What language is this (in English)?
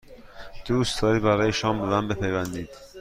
Persian